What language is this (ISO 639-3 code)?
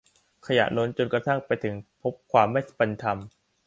tha